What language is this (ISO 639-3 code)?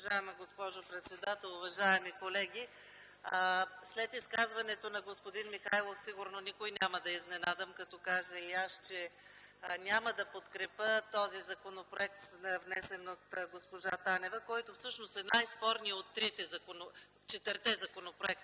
bul